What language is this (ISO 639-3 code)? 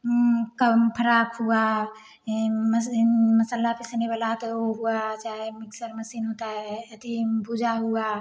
hin